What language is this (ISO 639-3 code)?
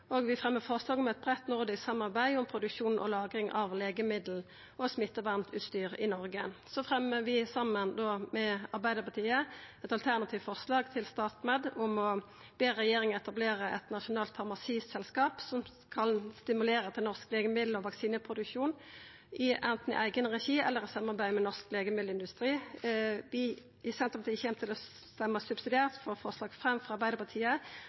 nno